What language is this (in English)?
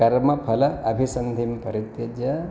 Sanskrit